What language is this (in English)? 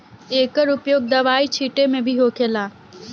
Bhojpuri